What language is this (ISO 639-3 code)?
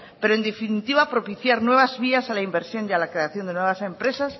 spa